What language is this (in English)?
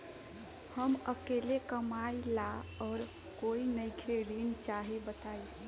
Bhojpuri